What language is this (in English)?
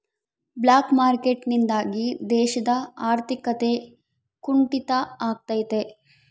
Kannada